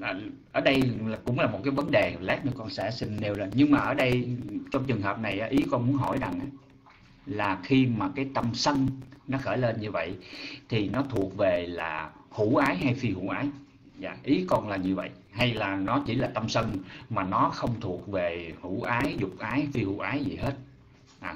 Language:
Vietnamese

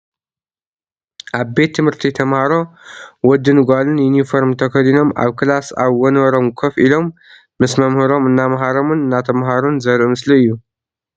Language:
Tigrinya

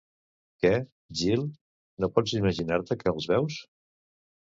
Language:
Catalan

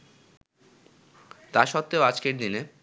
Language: Bangla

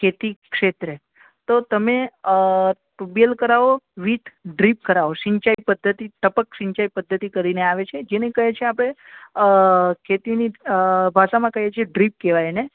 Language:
Gujarati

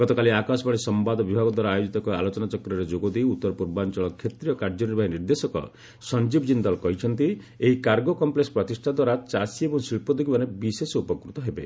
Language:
Odia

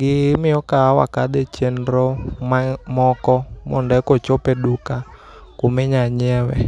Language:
Luo (Kenya and Tanzania)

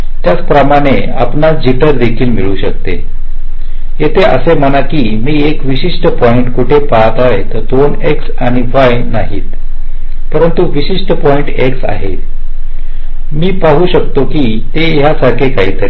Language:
Marathi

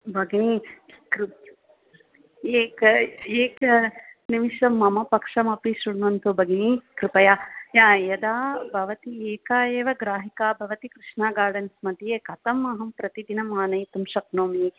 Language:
Sanskrit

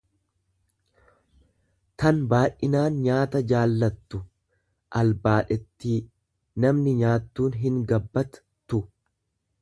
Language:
Oromo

